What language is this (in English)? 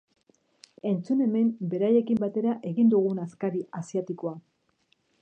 Basque